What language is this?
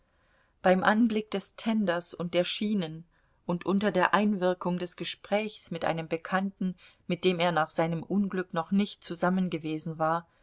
German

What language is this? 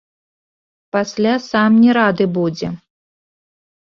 Belarusian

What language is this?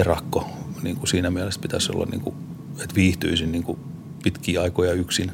Finnish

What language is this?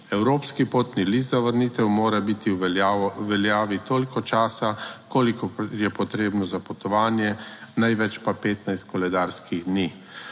Slovenian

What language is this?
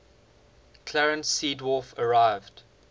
English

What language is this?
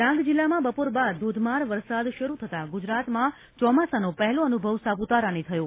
Gujarati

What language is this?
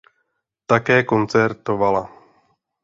Czech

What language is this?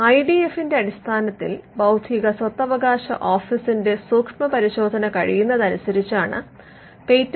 Malayalam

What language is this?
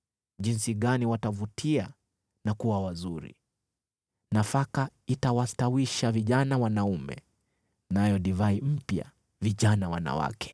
Swahili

